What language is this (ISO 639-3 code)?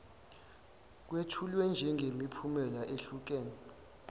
zul